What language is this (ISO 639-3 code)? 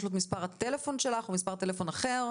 heb